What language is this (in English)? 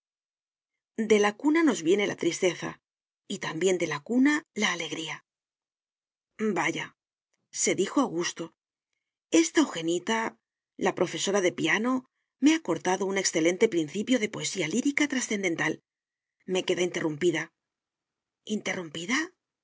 Spanish